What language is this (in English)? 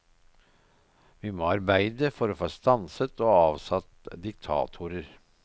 Norwegian